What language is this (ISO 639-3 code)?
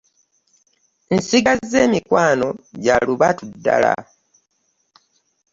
lug